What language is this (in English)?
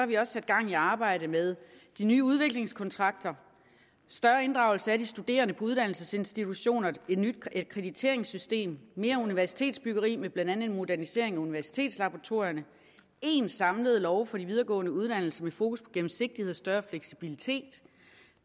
Danish